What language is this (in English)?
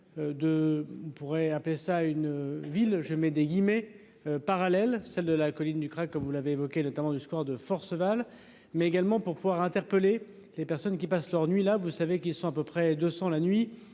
French